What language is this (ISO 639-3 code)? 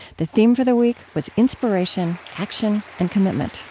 eng